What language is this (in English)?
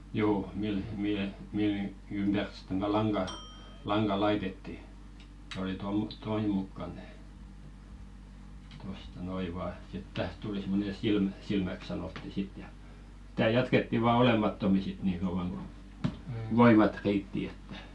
Finnish